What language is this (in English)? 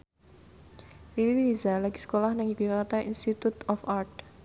Javanese